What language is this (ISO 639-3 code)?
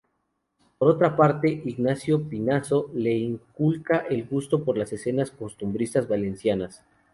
spa